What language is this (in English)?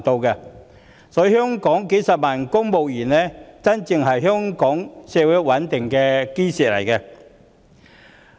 Cantonese